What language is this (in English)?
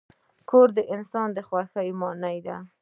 Pashto